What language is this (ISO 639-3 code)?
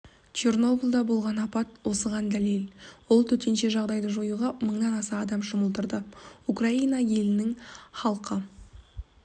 kaz